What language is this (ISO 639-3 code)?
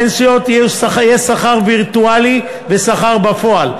heb